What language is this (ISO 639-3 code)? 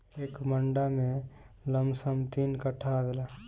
bho